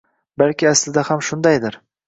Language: Uzbek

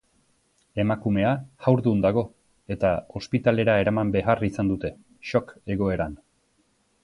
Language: Basque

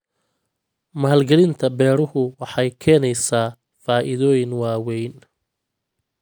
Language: Somali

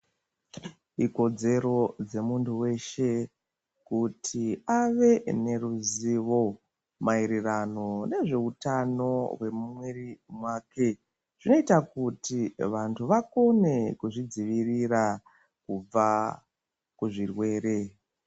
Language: Ndau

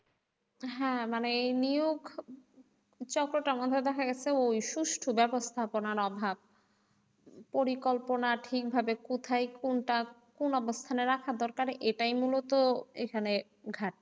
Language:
Bangla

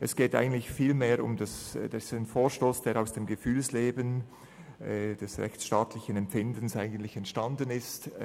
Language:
Swiss German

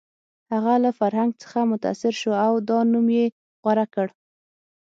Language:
Pashto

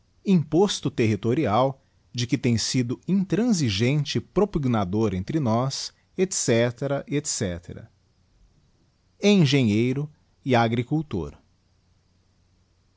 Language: Portuguese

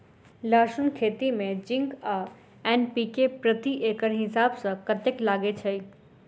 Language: Maithili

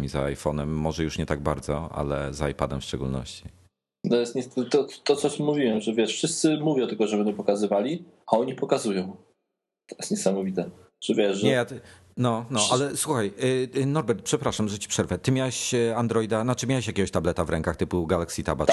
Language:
Polish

